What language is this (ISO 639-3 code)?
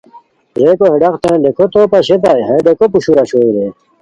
khw